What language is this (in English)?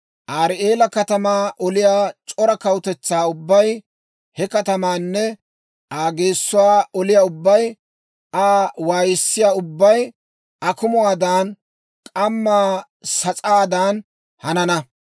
Dawro